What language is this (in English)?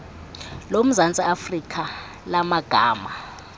Xhosa